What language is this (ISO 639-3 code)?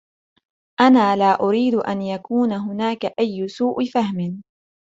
ara